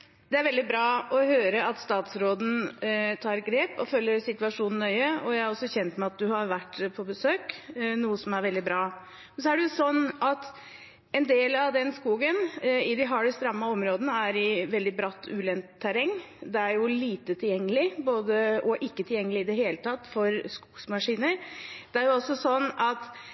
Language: Norwegian Bokmål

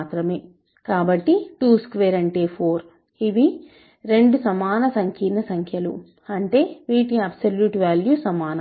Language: Telugu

